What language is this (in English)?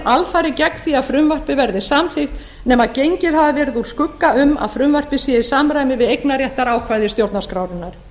Icelandic